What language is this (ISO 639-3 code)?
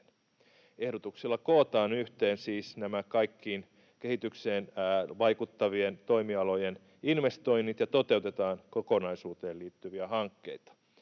fin